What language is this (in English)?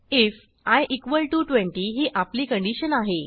Marathi